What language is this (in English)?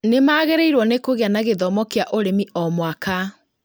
Kikuyu